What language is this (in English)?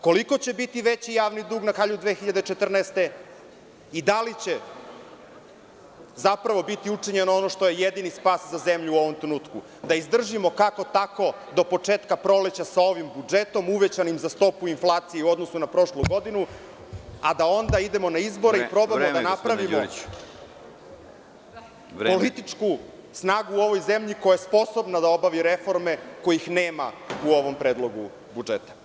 Serbian